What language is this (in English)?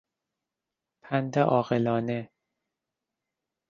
Persian